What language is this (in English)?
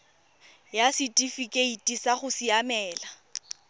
Tswana